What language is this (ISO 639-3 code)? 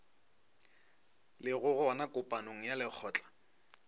nso